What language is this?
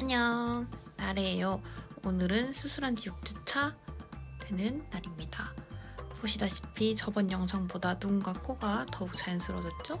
Korean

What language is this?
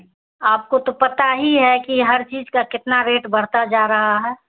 Urdu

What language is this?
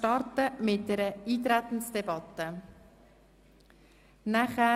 Swiss German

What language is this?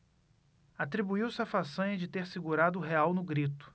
Portuguese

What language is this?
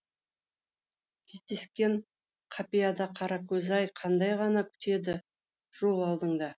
Kazakh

